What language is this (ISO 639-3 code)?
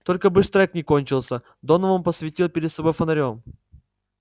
rus